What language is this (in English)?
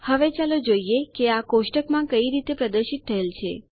Gujarati